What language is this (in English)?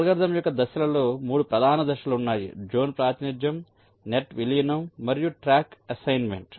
Telugu